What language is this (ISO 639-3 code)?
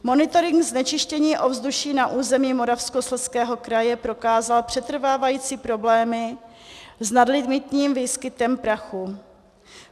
ces